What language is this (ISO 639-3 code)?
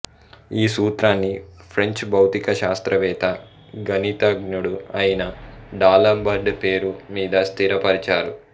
tel